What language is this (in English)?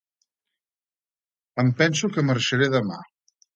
Catalan